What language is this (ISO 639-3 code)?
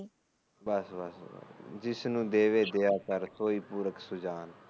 pan